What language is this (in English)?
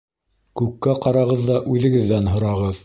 Bashkir